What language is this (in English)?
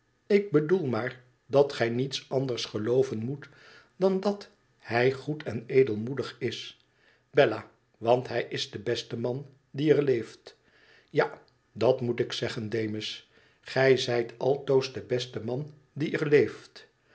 Dutch